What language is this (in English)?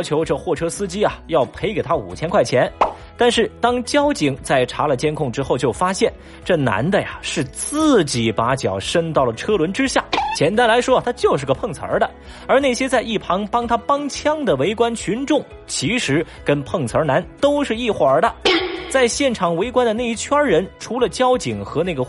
Chinese